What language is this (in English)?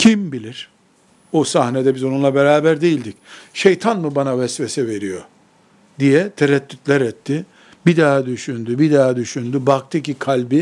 Turkish